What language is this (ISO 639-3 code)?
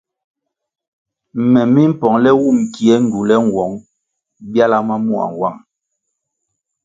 nmg